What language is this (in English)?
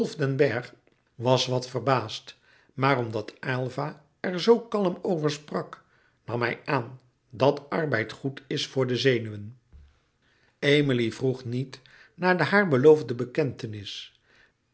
Dutch